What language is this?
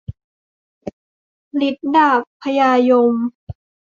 Thai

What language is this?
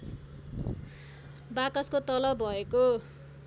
Nepali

